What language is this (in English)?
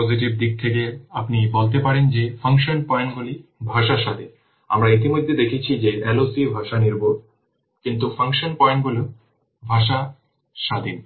Bangla